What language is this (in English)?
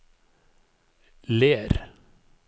Norwegian